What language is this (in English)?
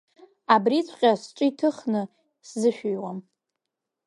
Abkhazian